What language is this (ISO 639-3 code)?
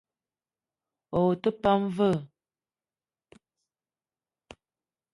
eto